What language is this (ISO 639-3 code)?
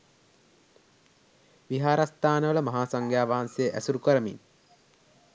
sin